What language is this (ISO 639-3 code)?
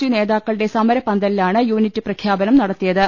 mal